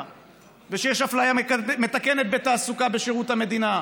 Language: Hebrew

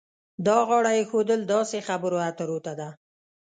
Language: Pashto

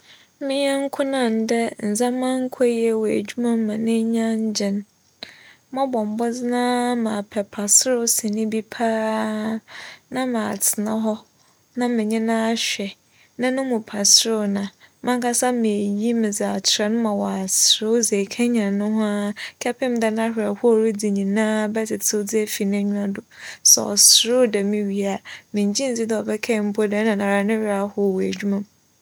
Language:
Akan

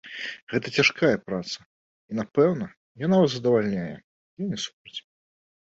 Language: Belarusian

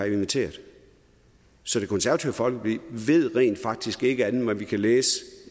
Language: Danish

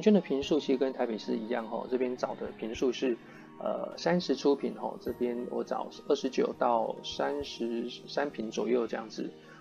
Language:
Chinese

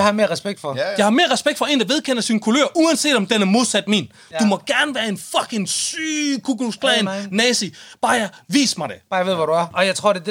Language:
Danish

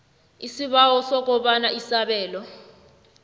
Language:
South Ndebele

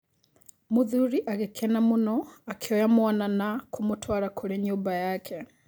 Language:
Kikuyu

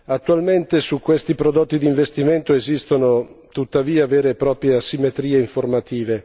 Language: Italian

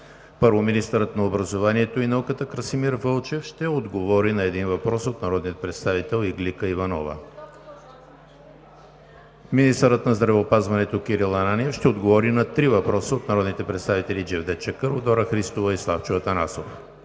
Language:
Bulgarian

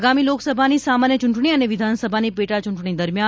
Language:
Gujarati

